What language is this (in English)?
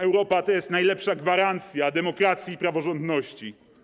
Polish